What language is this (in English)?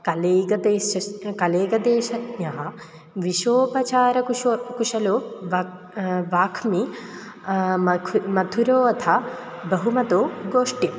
Sanskrit